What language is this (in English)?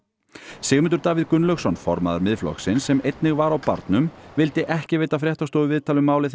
Icelandic